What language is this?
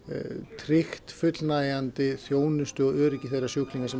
Icelandic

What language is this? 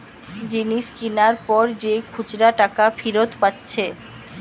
Bangla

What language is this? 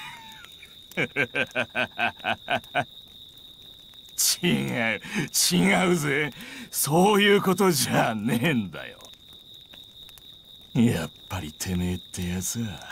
Japanese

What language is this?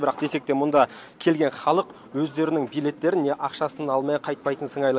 Kazakh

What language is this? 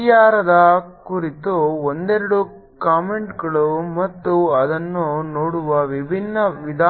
Kannada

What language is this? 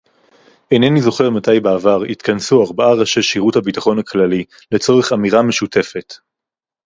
Hebrew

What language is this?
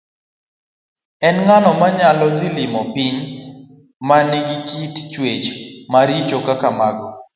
Luo (Kenya and Tanzania)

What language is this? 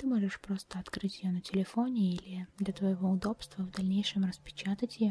Russian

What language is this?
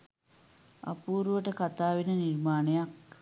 Sinhala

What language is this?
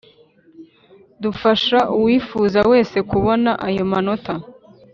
Kinyarwanda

